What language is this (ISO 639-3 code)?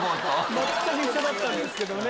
jpn